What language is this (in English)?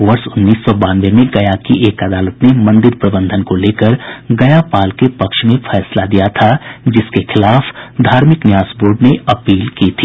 Hindi